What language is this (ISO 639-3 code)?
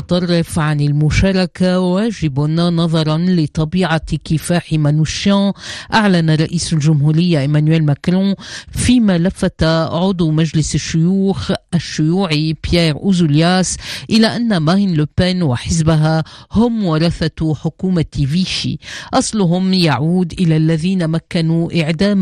ara